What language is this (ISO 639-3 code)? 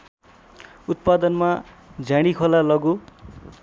nep